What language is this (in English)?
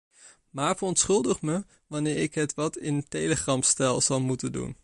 Dutch